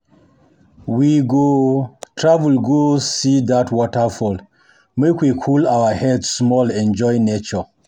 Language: Nigerian Pidgin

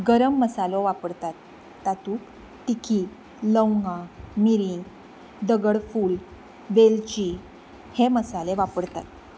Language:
Konkani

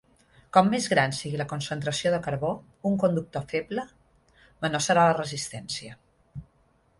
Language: Catalan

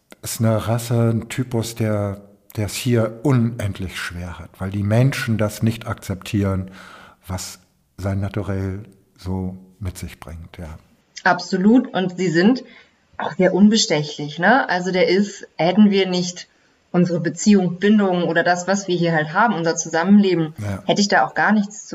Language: German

